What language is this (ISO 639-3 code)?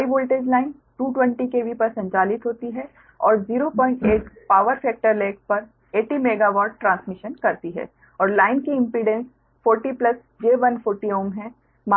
hin